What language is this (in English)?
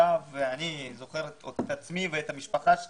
Hebrew